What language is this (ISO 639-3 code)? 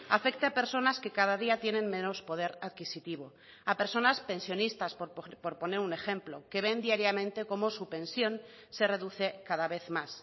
spa